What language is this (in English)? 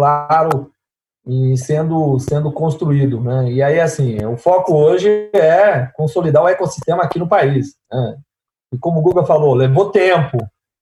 Portuguese